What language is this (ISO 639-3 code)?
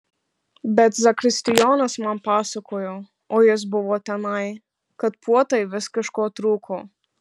lit